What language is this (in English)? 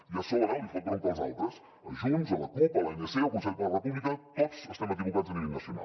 Catalan